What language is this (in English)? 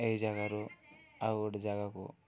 Odia